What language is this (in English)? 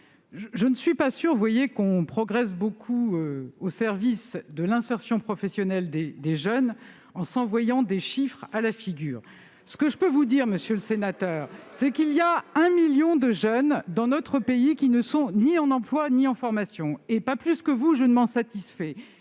French